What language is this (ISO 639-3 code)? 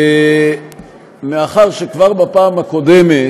heb